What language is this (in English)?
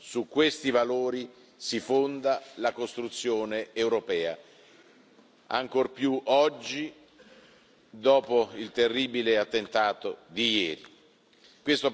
Italian